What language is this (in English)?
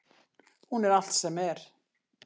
Icelandic